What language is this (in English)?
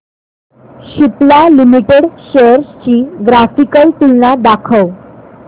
Marathi